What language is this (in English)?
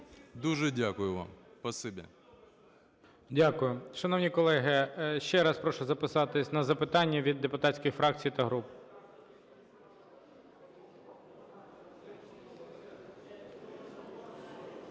Ukrainian